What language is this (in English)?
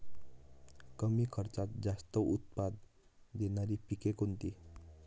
Marathi